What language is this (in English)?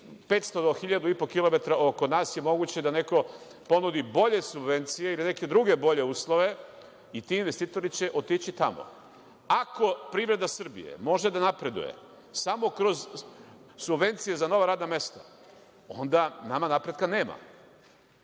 Serbian